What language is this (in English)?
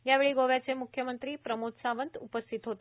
Marathi